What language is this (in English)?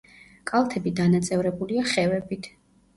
Georgian